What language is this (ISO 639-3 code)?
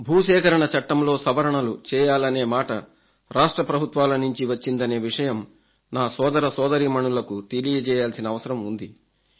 tel